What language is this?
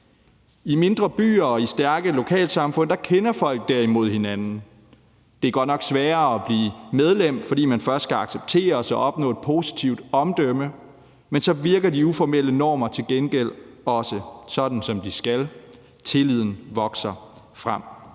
Danish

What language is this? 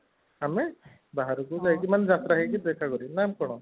Odia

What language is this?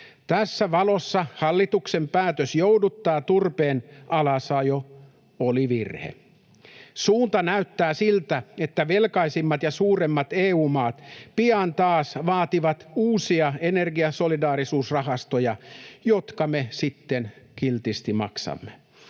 Finnish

